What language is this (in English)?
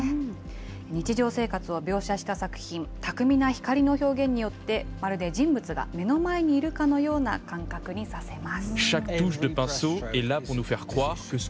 Japanese